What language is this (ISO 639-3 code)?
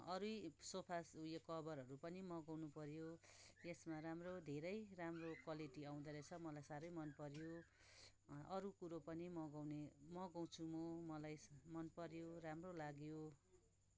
nep